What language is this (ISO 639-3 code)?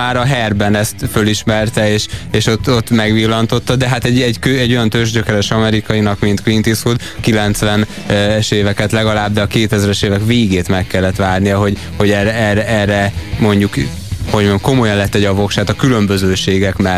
hun